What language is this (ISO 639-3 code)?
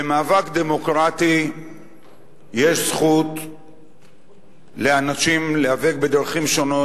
heb